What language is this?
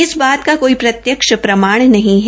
Hindi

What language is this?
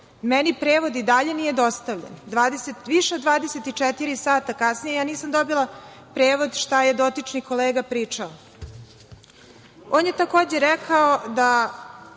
Serbian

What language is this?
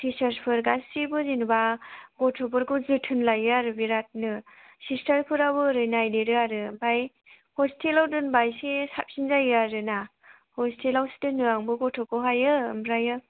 Bodo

